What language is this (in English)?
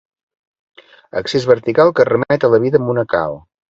Catalan